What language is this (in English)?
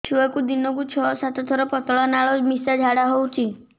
Odia